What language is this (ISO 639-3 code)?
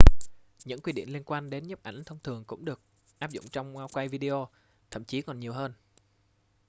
vie